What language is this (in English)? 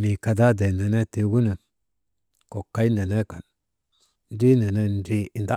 Maba